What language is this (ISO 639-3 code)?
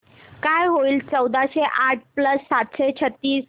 mar